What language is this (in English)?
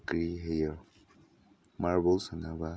Manipuri